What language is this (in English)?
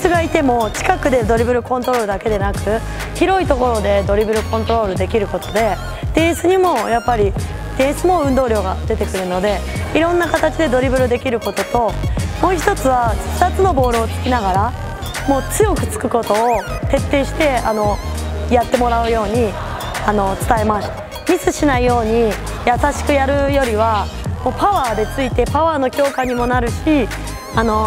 Japanese